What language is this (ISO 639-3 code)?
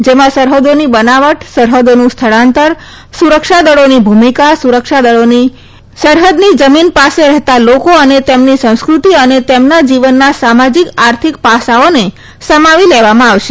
guj